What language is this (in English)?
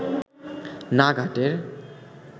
Bangla